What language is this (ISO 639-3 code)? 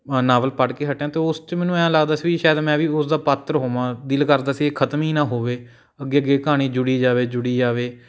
pan